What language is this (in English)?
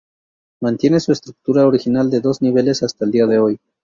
Spanish